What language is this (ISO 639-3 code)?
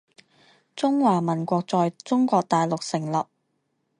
zho